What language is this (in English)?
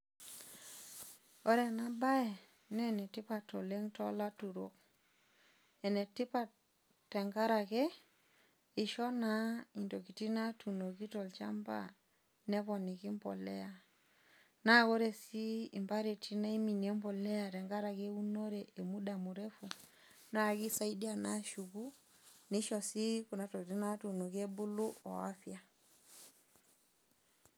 Masai